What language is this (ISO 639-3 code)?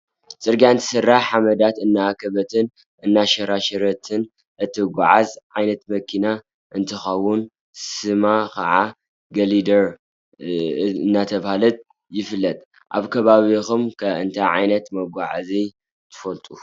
tir